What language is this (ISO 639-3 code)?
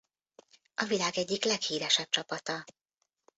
hun